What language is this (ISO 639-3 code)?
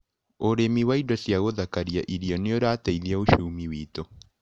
kik